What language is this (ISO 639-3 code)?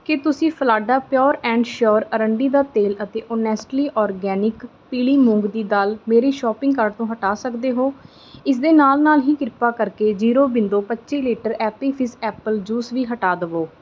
pan